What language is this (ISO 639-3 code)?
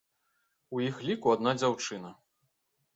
bel